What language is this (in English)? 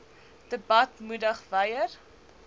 Afrikaans